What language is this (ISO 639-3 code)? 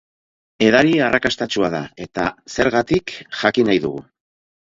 eus